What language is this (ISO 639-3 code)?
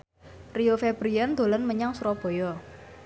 jav